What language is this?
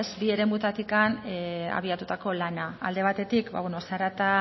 Basque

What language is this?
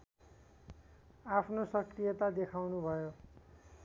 Nepali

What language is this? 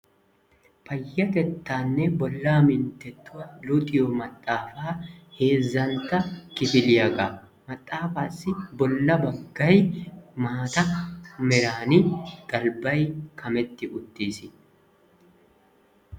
Wolaytta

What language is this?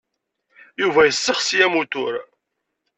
Kabyle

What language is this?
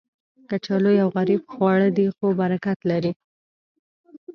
Pashto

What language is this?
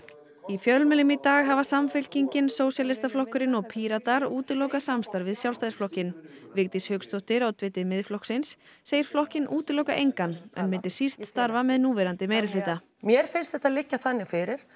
Icelandic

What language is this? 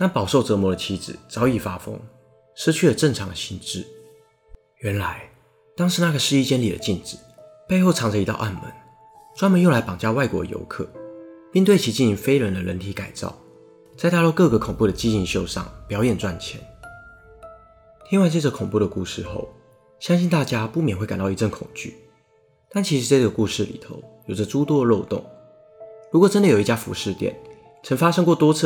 Chinese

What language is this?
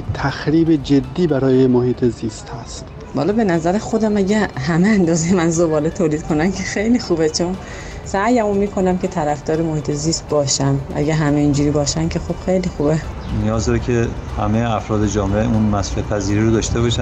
Persian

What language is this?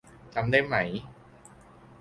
Thai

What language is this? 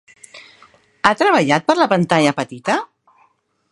Catalan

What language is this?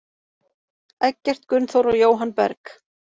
Icelandic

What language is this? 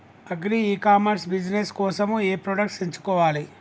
Telugu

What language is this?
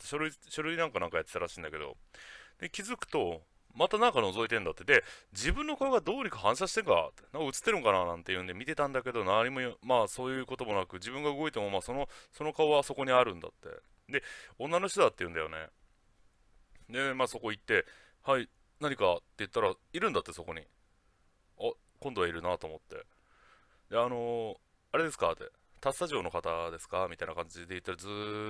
Japanese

